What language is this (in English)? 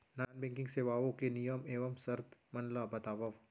Chhattisgarhi